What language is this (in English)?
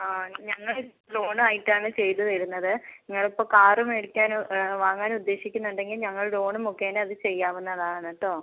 Malayalam